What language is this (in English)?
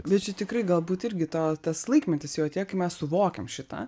Lithuanian